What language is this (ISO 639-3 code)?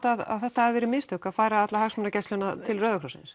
isl